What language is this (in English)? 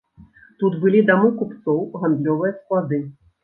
Belarusian